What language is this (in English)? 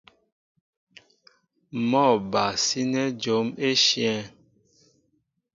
Mbo (Cameroon)